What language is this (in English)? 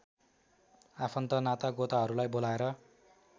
Nepali